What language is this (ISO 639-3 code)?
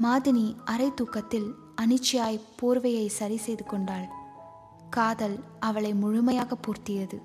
tam